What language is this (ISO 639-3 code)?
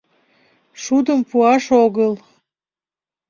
chm